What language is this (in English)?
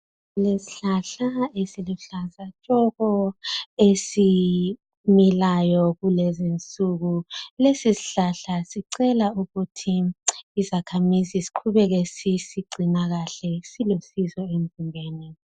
North Ndebele